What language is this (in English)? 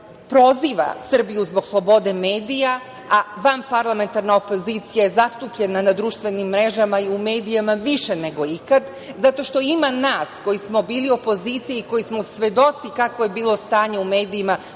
Serbian